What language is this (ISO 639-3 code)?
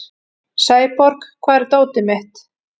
isl